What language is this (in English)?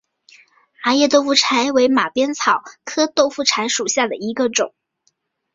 Chinese